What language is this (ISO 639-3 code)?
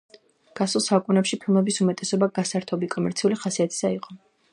kat